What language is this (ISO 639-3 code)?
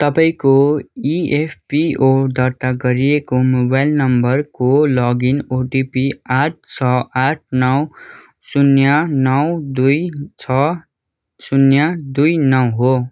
nep